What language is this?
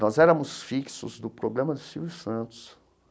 Portuguese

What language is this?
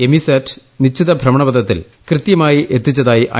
Malayalam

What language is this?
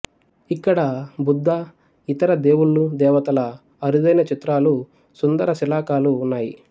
Telugu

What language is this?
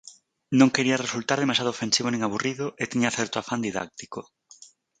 Galician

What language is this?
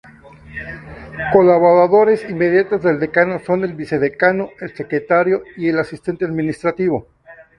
Spanish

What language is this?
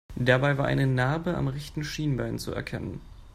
German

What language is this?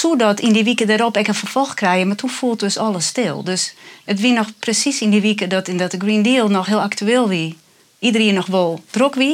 Dutch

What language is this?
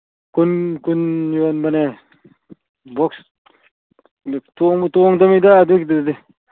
Manipuri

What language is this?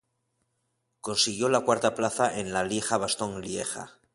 Spanish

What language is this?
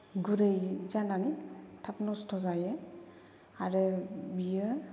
Bodo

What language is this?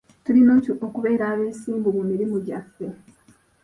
Ganda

